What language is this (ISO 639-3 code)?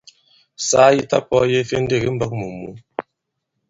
abb